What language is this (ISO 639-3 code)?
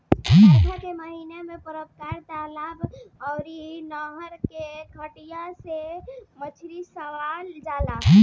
bho